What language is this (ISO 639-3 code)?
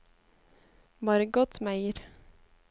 nor